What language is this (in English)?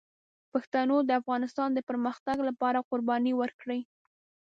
Pashto